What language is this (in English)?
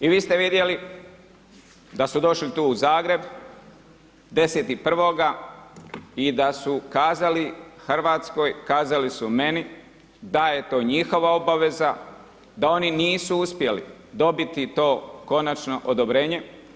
Croatian